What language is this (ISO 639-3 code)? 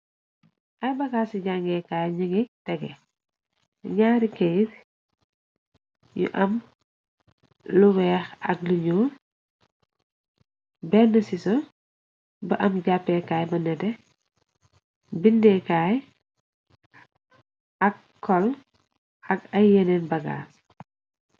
wol